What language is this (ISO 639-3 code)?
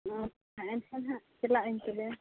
sat